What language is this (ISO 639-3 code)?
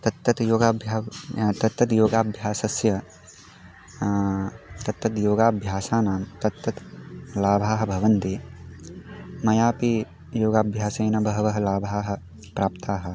san